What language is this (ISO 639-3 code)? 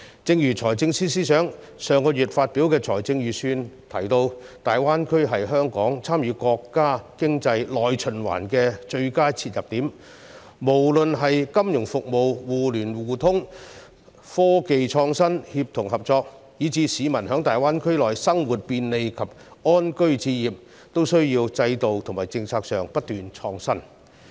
yue